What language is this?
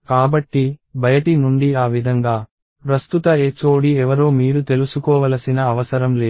Telugu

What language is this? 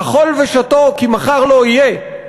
Hebrew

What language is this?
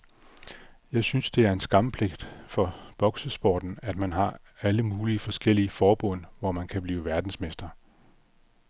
Danish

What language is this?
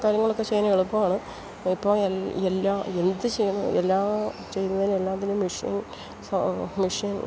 Malayalam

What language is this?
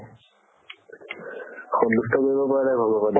Assamese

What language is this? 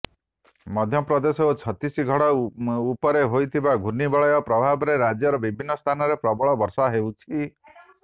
Odia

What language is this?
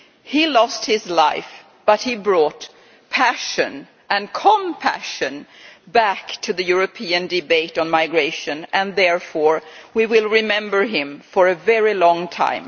English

